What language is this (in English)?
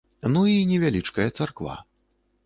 Belarusian